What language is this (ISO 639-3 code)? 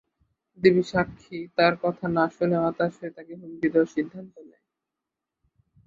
ben